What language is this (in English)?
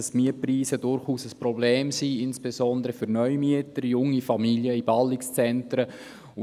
Swiss German